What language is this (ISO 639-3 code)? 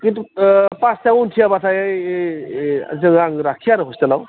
brx